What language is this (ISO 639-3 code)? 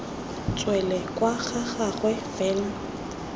tsn